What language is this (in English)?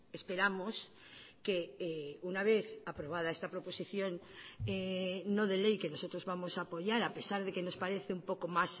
Spanish